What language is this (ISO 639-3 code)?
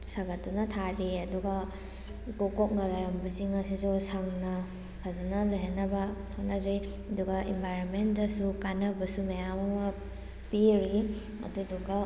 mni